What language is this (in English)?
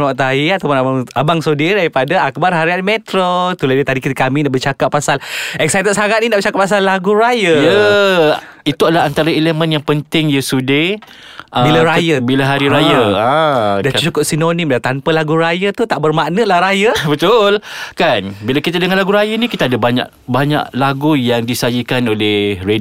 Malay